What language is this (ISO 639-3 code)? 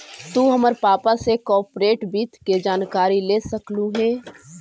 mag